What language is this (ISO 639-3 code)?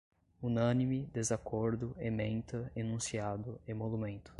por